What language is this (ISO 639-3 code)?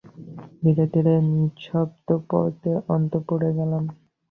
ben